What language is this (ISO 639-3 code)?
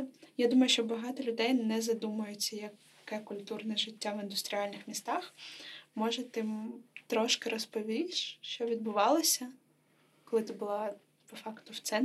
ukr